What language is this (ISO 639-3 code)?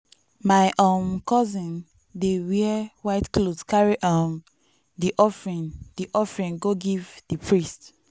pcm